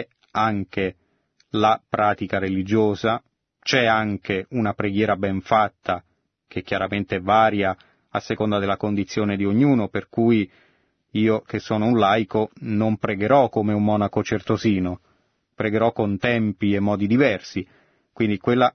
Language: Italian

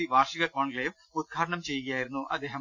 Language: Malayalam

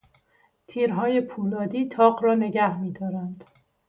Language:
Persian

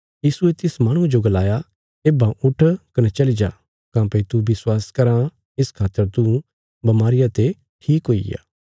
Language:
Bilaspuri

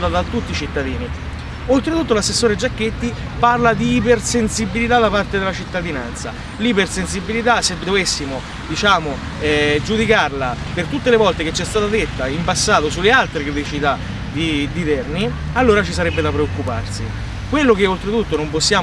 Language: Italian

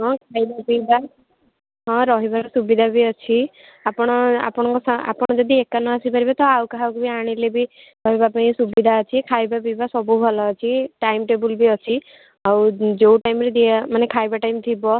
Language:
Odia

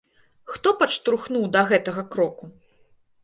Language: Belarusian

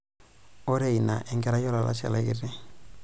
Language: Masai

